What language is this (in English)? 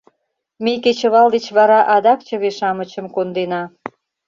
Mari